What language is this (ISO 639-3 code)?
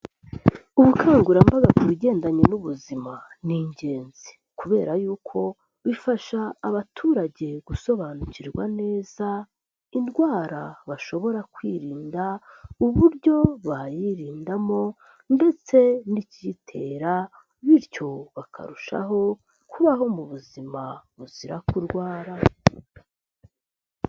kin